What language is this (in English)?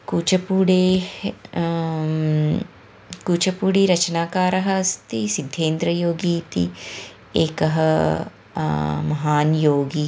Sanskrit